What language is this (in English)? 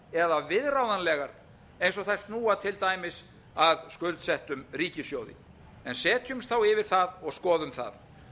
Icelandic